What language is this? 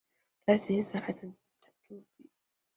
Chinese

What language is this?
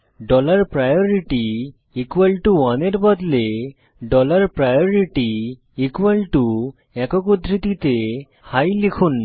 Bangla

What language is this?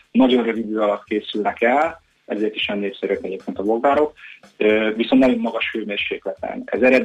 Hungarian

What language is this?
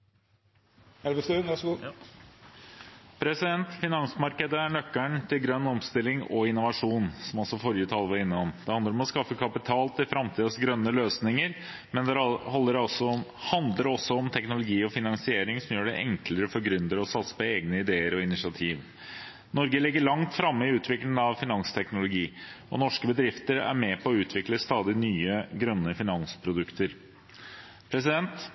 Norwegian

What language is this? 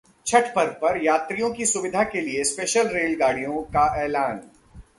Hindi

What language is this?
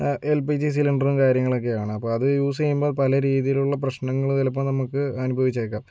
Malayalam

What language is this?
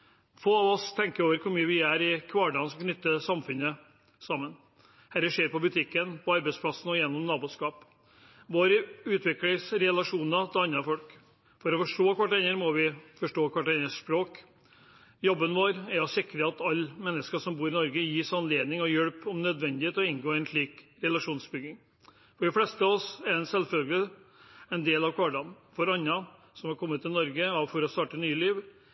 Norwegian Bokmål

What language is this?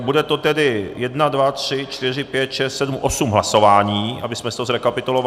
Czech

